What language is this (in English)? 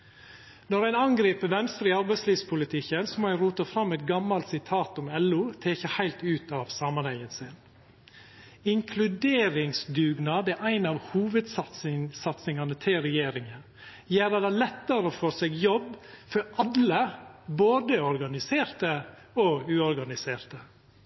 Norwegian Nynorsk